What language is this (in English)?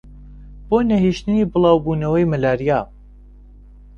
Central Kurdish